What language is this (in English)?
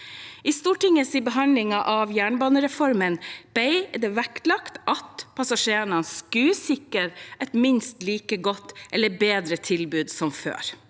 Norwegian